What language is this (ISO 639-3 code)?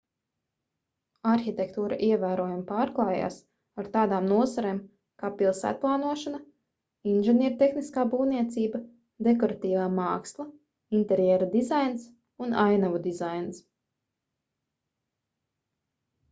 lav